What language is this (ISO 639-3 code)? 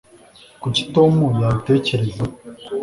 kin